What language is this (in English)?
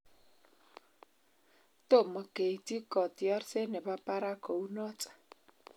Kalenjin